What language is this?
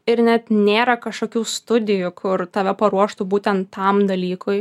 Lithuanian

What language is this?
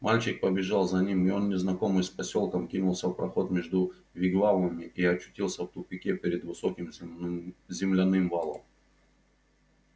Russian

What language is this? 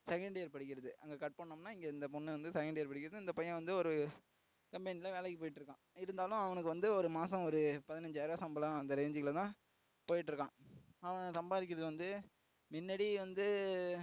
Tamil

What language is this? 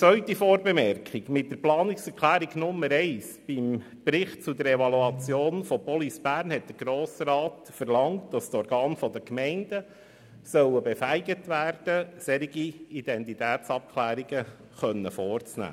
Swiss German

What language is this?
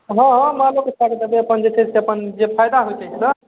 Maithili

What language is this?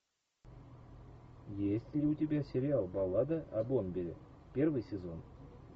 Russian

